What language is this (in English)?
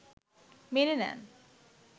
Bangla